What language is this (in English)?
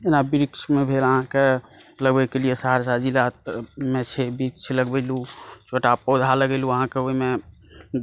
Maithili